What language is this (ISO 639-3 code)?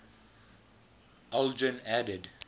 eng